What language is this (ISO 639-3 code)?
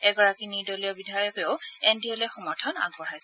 asm